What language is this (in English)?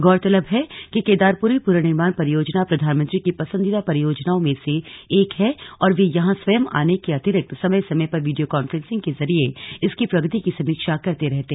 Hindi